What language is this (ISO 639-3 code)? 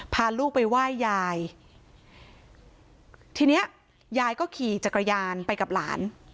tha